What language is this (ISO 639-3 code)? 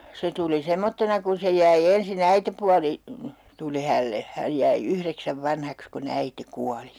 fin